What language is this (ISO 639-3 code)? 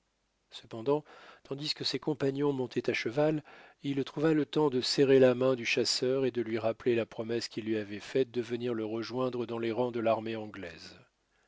fra